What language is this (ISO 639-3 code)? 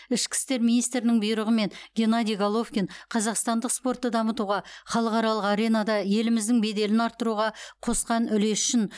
kaz